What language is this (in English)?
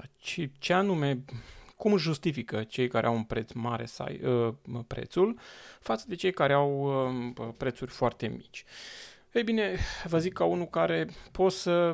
Romanian